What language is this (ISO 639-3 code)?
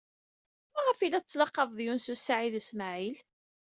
kab